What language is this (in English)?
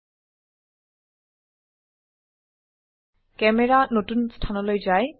Assamese